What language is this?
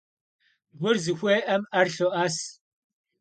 Kabardian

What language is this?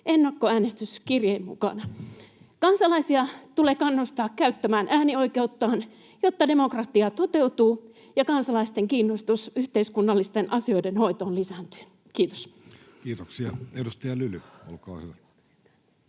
Finnish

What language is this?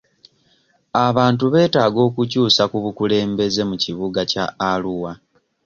Ganda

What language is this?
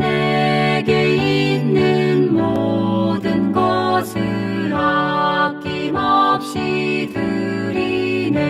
Thai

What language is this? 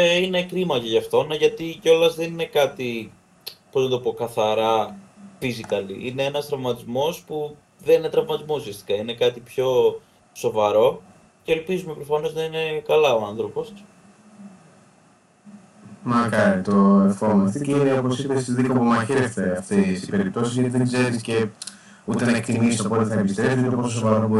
Greek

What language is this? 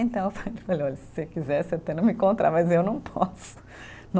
Portuguese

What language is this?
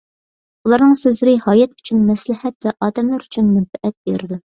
Uyghur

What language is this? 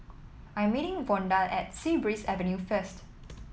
English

